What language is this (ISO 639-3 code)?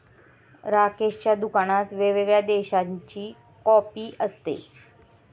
mar